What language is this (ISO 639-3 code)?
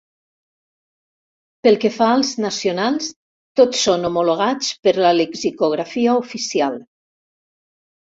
cat